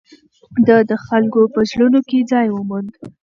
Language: Pashto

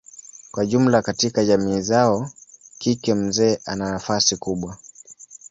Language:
Swahili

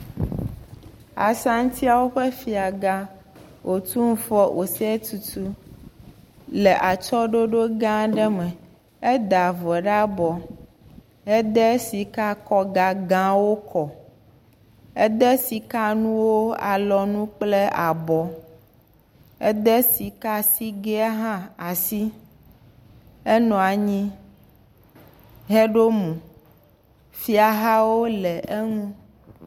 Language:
Ewe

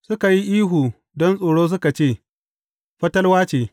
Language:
Hausa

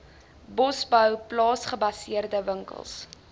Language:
Afrikaans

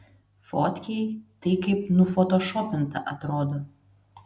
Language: Lithuanian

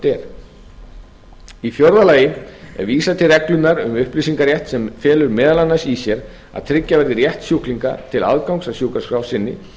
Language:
Icelandic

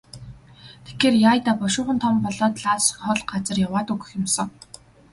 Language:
Mongolian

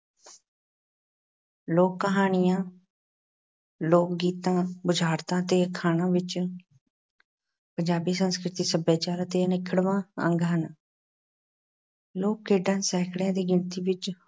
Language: Punjabi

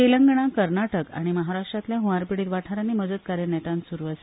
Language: Konkani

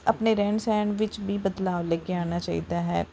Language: Punjabi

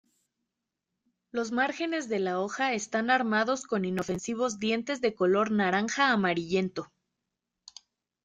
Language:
Spanish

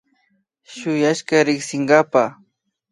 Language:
Imbabura Highland Quichua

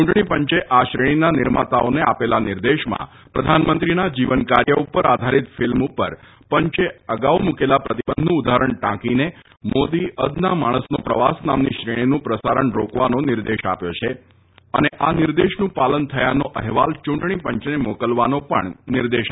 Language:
Gujarati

